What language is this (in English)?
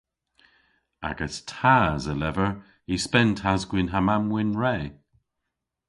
Cornish